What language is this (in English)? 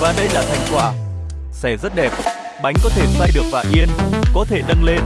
Vietnamese